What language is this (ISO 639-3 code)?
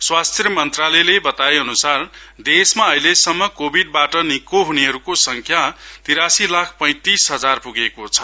nep